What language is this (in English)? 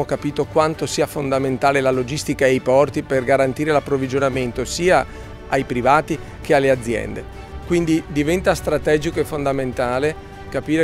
Italian